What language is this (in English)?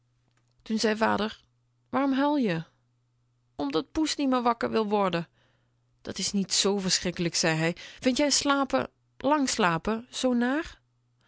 Dutch